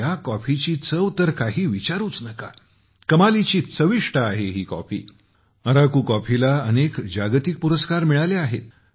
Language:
Marathi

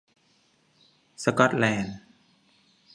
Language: Thai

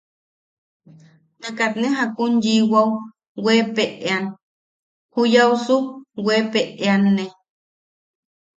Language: Yaqui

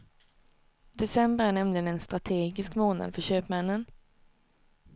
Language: Swedish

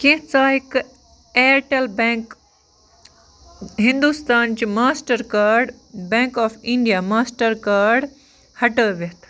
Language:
Kashmiri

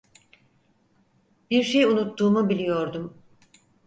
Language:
Turkish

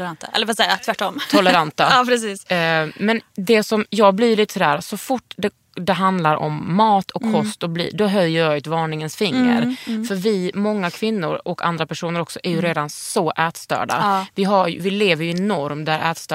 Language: Swedish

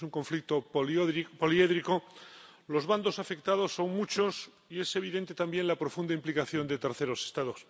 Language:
Spanish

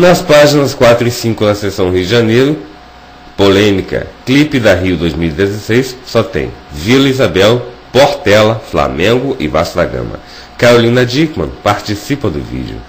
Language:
Portuguese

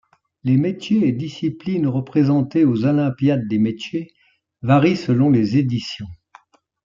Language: French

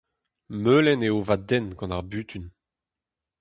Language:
Breton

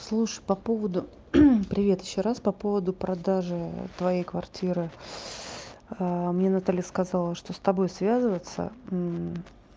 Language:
Russian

